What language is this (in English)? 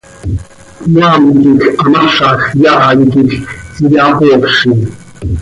Seri